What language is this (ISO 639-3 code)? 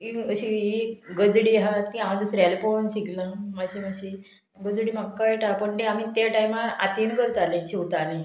kok